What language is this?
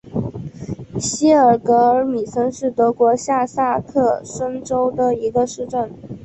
Chinese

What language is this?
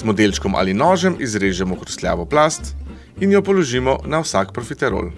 Slovenian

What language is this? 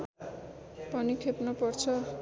Nepali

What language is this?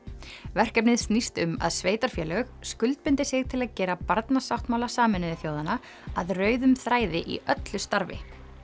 Icelandic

